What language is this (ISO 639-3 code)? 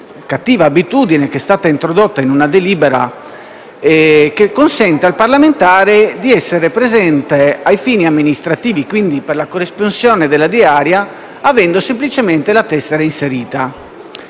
ita